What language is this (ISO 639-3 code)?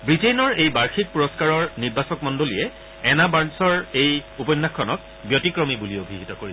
asm